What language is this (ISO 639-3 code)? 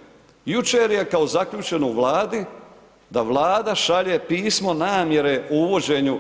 hrv